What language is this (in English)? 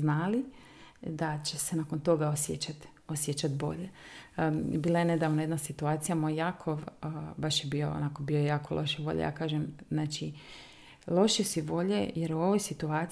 Croatian